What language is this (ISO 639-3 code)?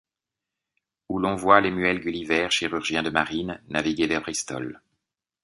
fra